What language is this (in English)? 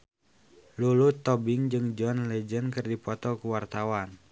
Sundanese